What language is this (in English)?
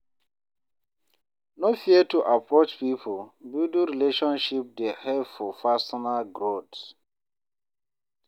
Nigerian Pidgin